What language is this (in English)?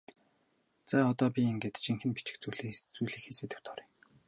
Mongolian